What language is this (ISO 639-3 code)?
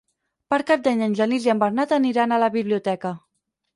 cat